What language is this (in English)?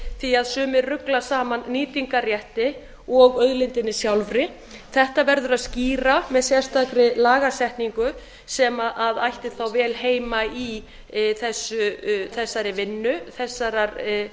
Icelandic